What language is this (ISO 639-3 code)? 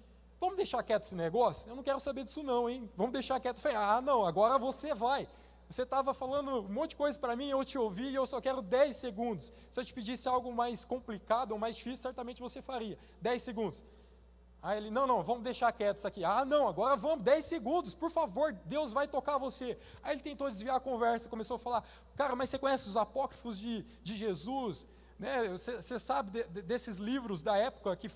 por